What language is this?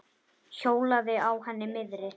Icelandic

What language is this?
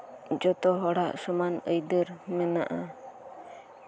Santali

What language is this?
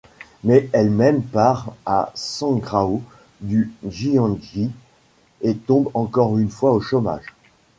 French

